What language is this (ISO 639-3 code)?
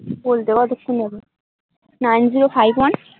ben